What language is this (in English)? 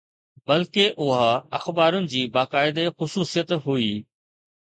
Sindhi